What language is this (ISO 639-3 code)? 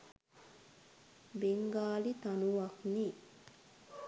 sin